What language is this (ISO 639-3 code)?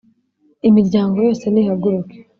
kin